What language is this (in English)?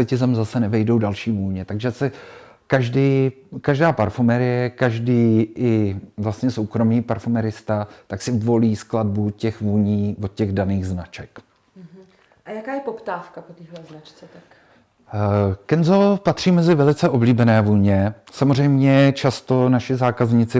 Czech